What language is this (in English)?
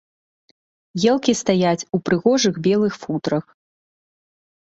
Belarusian